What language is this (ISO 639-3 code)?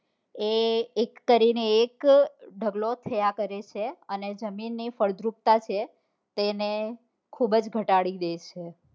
guj